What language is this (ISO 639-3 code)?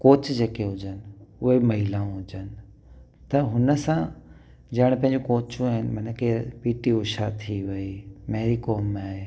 snd